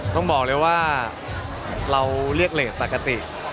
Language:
Thai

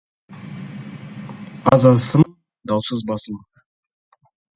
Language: Kazakh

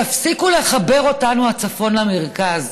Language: Hebrew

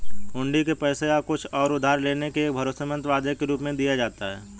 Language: Hindi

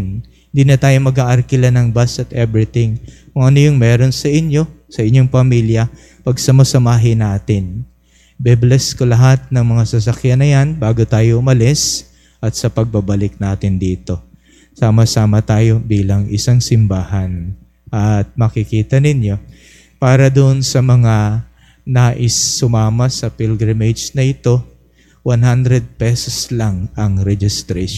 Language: Filipino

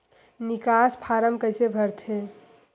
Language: Chhattisgarhi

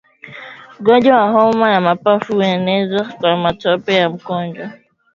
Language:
Swahili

